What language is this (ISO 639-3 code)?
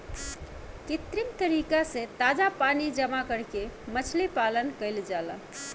bho